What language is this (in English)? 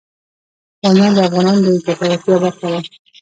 Pashto